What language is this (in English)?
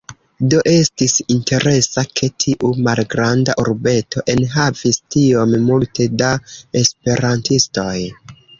Esperanto